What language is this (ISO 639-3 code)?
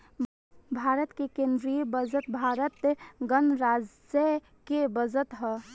bho